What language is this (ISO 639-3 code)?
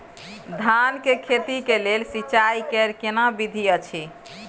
mai